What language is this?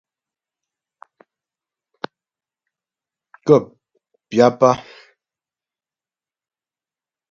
Ghomala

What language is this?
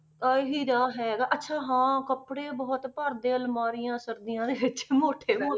Punjabi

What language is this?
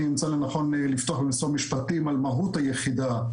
Hebrew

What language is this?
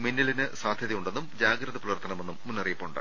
Malayalam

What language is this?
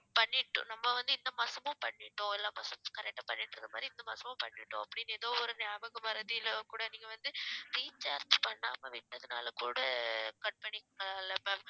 Tamil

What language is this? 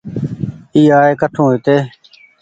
Goaria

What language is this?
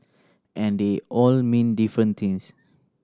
English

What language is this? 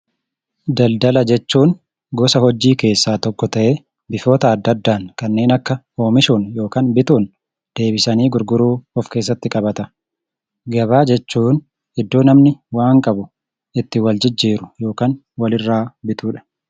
Oromo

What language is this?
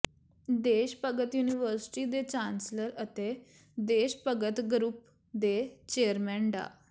Punjabi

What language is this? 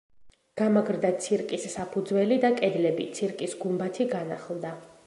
Georgian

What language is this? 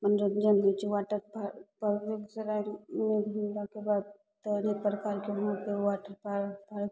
Maithili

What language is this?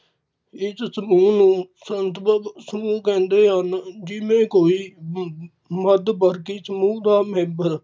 Punjabi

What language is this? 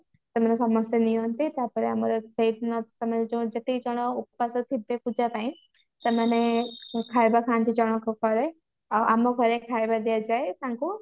Odia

